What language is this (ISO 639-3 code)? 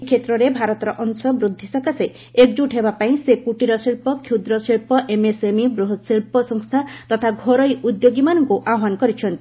ori